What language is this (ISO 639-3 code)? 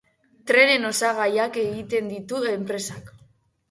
eus